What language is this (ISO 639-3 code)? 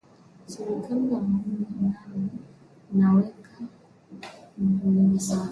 swa